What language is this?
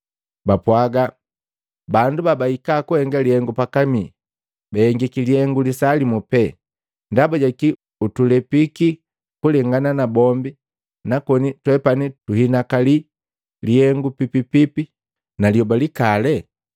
Matengo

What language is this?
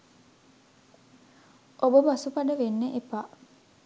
Sinhala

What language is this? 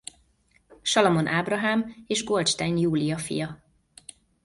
Hungarian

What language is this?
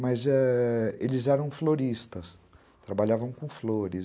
Portuguese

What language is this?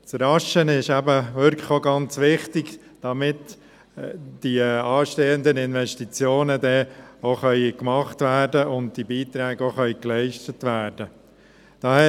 Swiss German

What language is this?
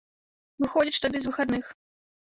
Belarusian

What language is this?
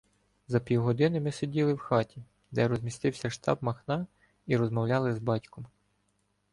Ukrainian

